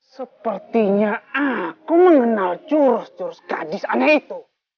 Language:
Indonesian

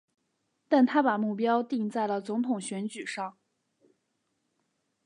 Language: Chinese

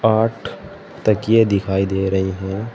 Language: Hindi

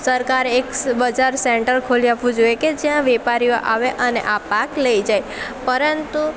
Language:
Gujarati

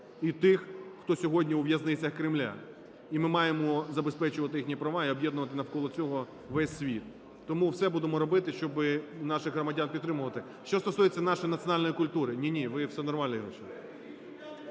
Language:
Ukrainian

